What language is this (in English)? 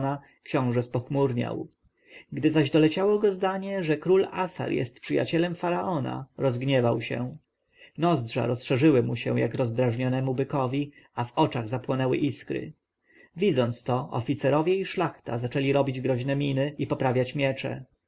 Polish